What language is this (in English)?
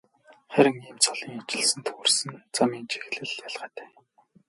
Mongolian